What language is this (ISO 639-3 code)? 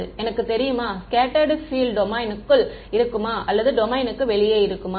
tam